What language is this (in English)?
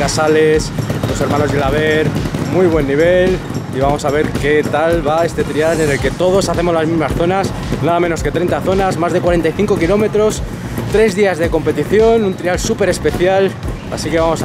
Spanish